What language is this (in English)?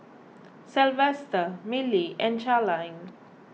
English